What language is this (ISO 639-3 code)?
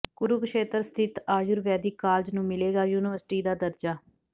pan